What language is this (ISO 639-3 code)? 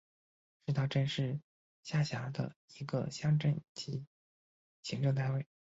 zho